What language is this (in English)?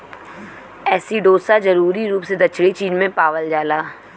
Bhojpuri